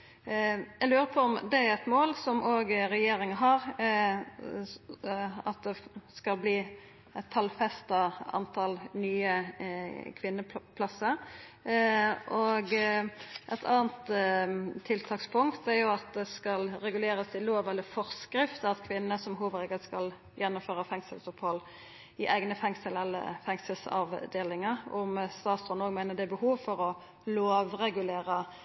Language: Norwegian Nynorsk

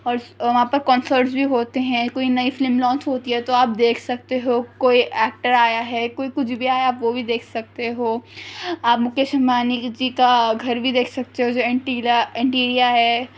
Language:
Urdu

